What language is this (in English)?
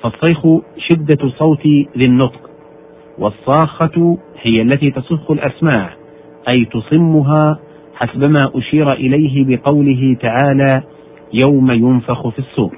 Arabic